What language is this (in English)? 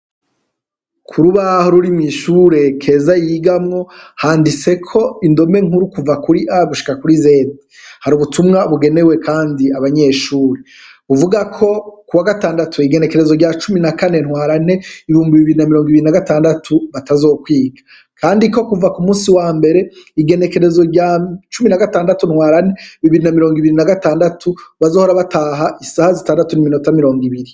Rundi